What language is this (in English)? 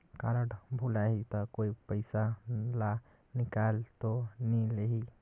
Chhattisgarhi